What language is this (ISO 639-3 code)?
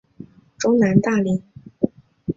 zho